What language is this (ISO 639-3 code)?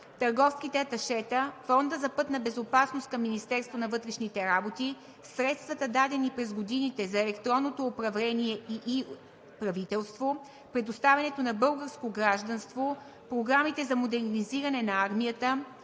bul